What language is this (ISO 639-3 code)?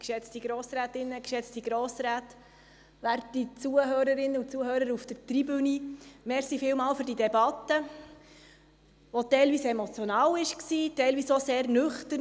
gsw